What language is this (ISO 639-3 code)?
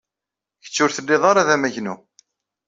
kab